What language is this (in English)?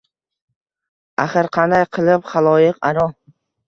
Uzbek